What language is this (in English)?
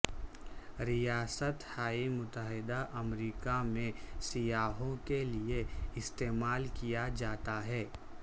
Urdu